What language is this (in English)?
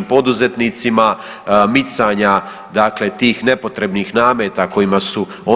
Croatian